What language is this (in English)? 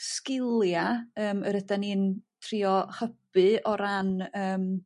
Welsh